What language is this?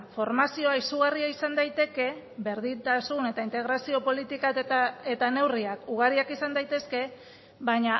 Basque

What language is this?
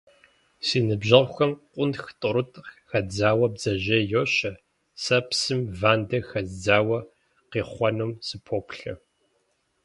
Kabardian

